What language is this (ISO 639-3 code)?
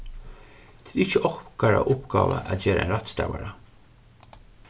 fao